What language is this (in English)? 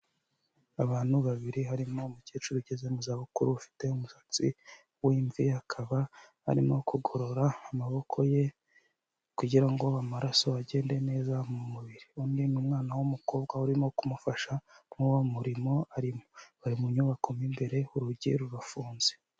Kinyarwanda